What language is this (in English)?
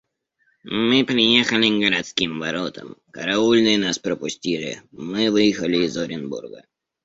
Russian